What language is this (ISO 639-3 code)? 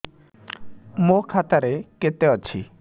ori